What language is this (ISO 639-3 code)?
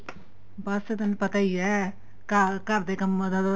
pan